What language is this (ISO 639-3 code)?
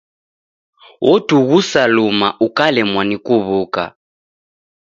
dav